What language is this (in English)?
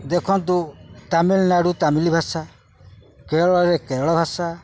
Odia